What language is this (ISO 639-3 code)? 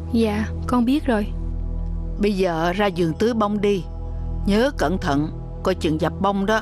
vie